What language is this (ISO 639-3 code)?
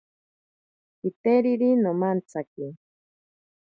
prq